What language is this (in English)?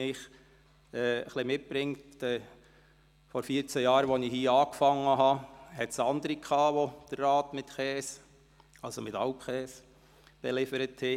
Swiss German